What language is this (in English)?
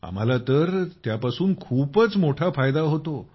Marathi